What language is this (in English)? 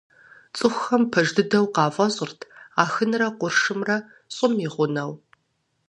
Kabardian